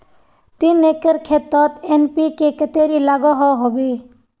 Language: Magahi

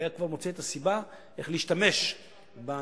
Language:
Hebrew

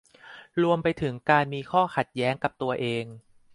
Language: Thai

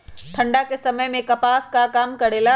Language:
Magahi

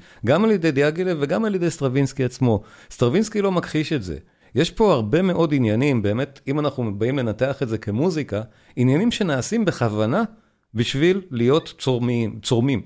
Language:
Hebrew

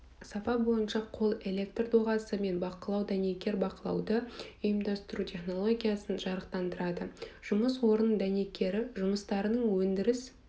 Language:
Kazakh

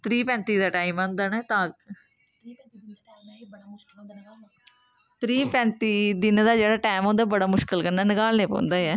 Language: Dogri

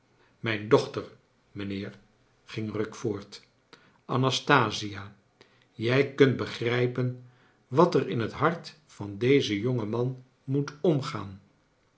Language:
Dutch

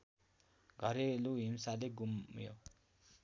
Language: Nepali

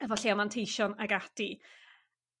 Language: Welsh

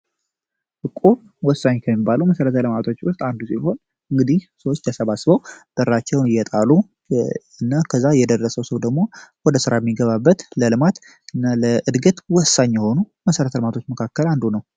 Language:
Amharic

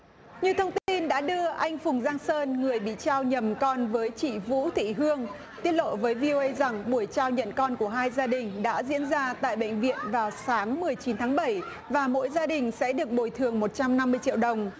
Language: Vietnamese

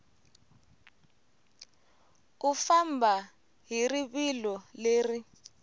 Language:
Tsonga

